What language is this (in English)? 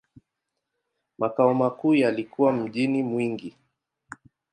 Swahili